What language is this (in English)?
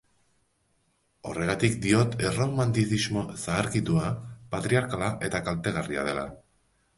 Basque